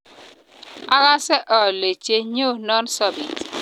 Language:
Kalenjin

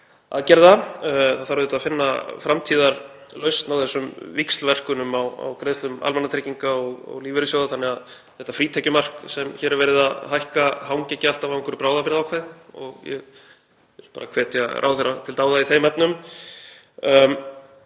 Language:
Icelandic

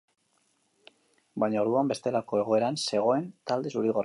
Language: Basque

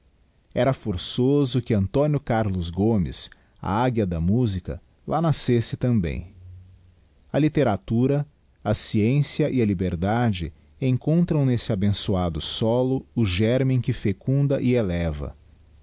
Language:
Portuguese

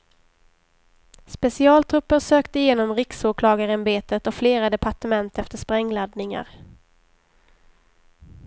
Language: Swedish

